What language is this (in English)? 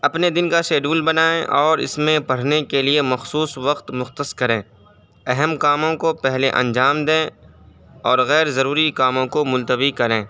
Urdu